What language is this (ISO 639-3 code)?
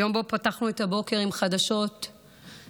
heb